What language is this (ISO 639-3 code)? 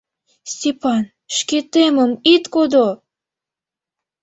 chm